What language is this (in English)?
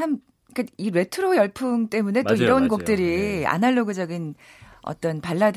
Korean